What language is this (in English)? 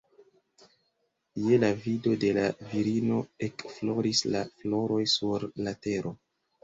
Esperanto